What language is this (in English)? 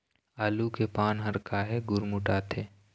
Chhattisgarhi